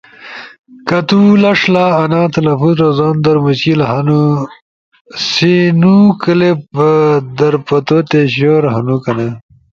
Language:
Ushojo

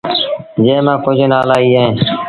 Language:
Sindhi Bhil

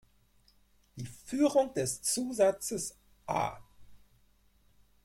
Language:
German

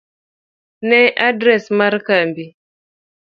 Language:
Luo (Kenya and Tanzania)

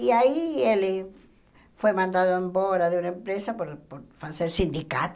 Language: Portuguese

